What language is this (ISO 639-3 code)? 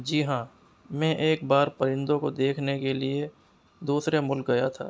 urd